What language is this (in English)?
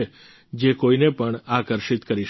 Gujarati